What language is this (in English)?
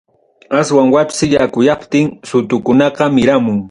Ayacucho Quechua